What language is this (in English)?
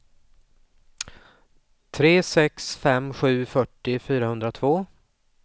Swedish